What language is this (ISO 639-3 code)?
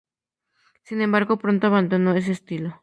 spa